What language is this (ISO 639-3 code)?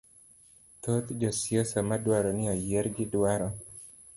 luo